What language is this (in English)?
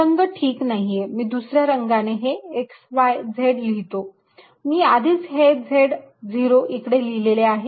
Marathi